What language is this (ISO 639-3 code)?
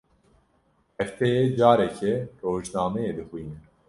kur